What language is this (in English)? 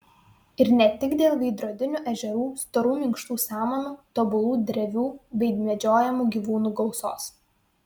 Lithuanian